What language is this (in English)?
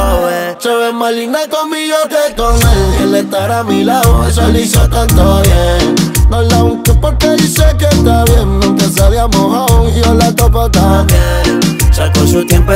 Romanian